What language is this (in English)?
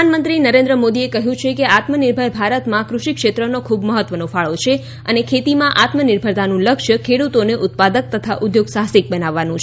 Gujarati